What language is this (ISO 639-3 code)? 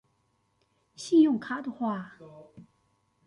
zho